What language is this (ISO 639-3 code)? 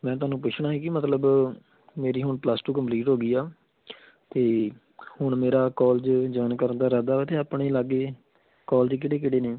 pan